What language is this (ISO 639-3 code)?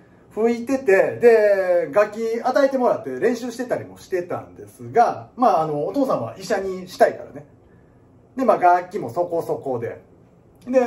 jpn